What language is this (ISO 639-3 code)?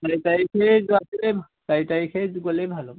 asm